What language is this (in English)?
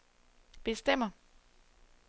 Danish